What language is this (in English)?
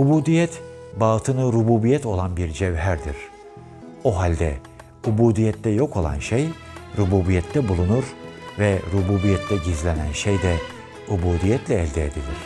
Turkish